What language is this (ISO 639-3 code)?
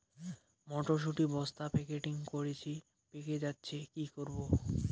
ben